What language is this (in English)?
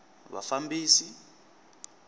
Tsonga